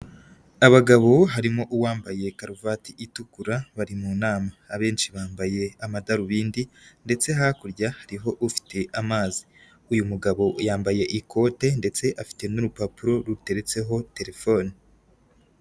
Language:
Kinyarwanda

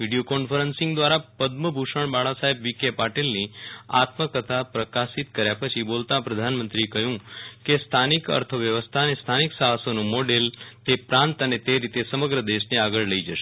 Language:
Gujarati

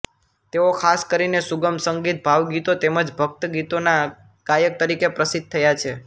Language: Gujarati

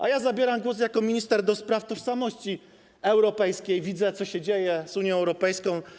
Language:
Polish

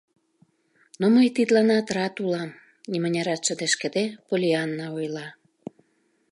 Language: Mari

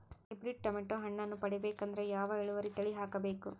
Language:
Kannada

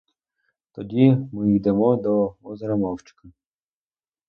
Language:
Ukrainian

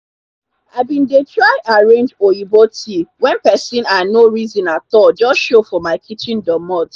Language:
Nigerian Pidgin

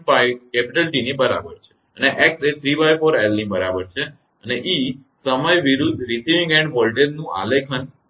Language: Gujarati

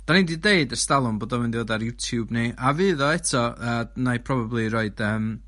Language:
Welsh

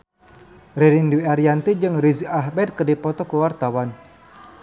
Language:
Sundanese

